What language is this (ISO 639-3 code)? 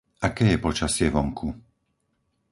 slk